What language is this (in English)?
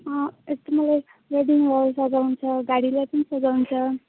Nepali